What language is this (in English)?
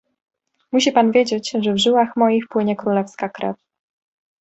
Polish